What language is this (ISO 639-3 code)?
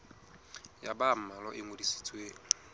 sot